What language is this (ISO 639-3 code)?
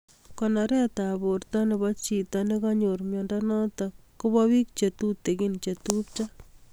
kln